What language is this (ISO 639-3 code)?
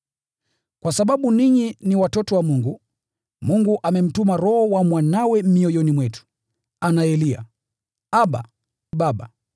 swa